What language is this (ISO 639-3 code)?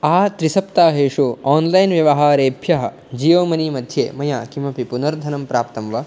san